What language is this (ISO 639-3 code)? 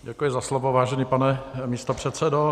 ces